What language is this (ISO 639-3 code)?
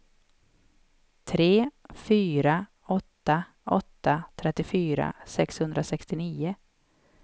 swe